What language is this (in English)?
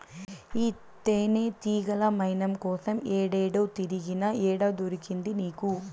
Telugu